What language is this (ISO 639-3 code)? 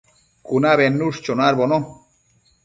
mcf